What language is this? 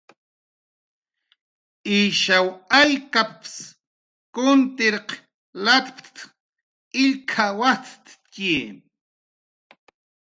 Jaqaru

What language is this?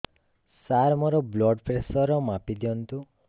Odia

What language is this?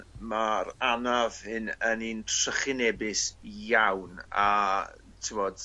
Welsh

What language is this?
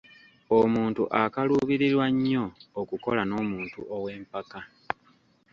Ganda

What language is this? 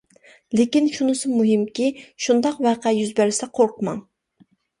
Uyghur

